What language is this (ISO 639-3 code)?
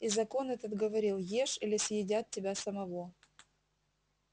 rus